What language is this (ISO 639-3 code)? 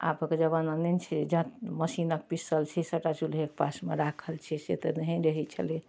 mai